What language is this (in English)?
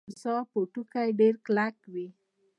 Pashto